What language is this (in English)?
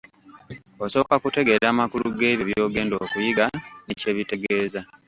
Ganda